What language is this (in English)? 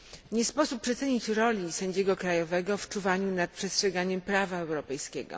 Polish